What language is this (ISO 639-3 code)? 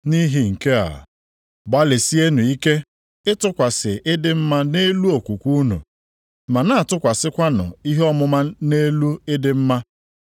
ibo